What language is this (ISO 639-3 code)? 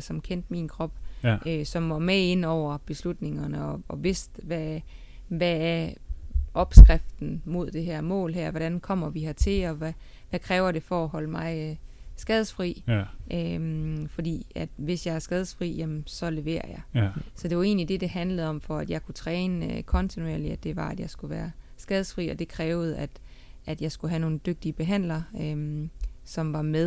dan